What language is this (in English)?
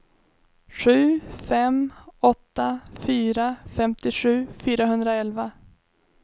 Swedish